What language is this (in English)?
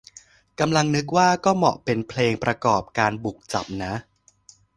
Thai